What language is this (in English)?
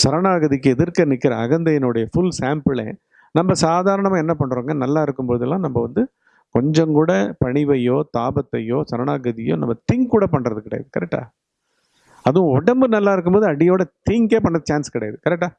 Tamil